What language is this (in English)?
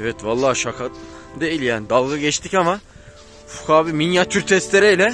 Turkish